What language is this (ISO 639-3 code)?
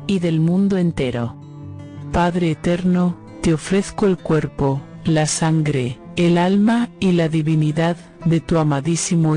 spa